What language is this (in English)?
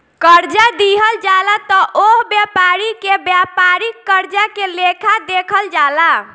Bhojpuri